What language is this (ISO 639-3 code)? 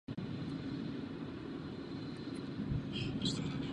ces